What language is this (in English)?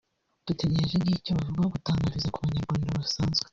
Kinyarwanda